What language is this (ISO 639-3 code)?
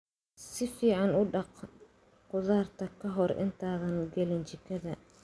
som